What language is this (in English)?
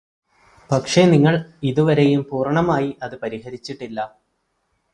Malayalam